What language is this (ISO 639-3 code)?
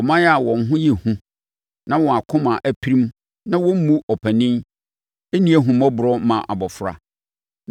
aka